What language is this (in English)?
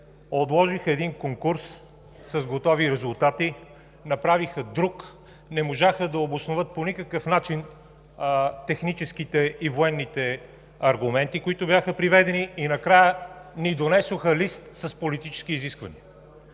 Bulgarian